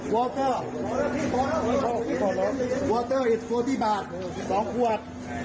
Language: Thai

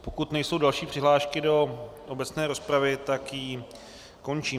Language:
Czech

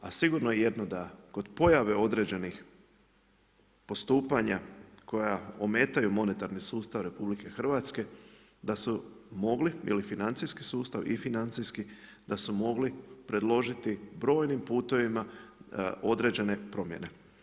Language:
Croatian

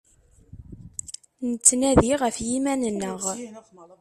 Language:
Kabyle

